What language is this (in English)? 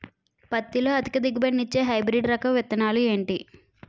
Telugu